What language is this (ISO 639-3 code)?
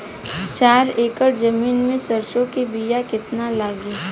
bho